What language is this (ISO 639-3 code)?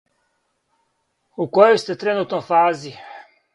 srp